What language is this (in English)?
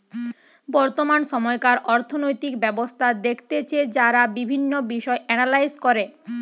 Bangla